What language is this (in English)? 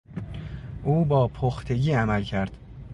Persian